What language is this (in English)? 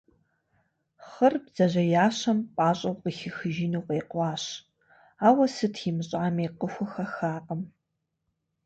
Kabardian